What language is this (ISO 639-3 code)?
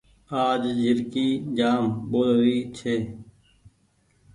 gig